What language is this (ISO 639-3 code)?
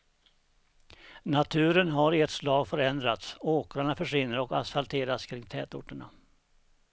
swe